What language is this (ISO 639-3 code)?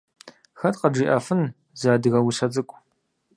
kbd